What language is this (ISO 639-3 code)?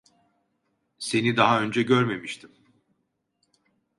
tur